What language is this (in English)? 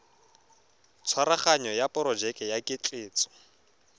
Tswana